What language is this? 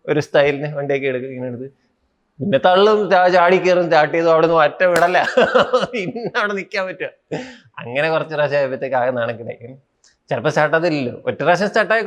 Malayalam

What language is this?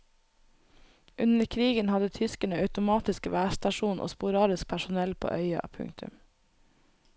Norwegian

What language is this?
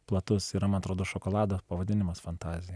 Lithuanian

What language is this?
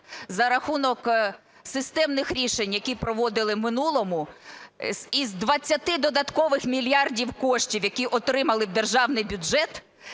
Ukrainian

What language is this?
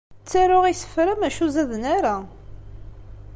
Kabyle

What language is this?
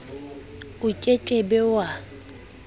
Southern Sotho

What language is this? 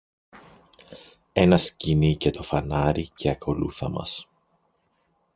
Greek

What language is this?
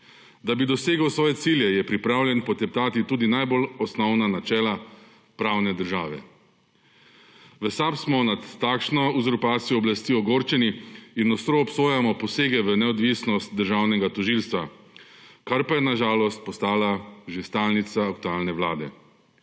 Slovenian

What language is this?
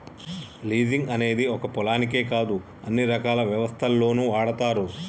Telugu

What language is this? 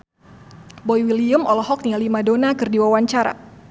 Sundanese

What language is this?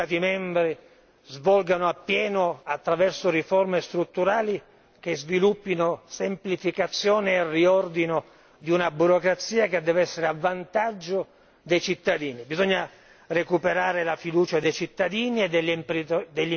Italian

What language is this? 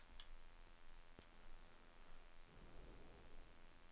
Norwegian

